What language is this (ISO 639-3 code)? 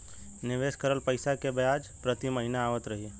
bho